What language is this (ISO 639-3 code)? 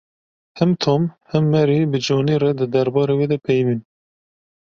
kur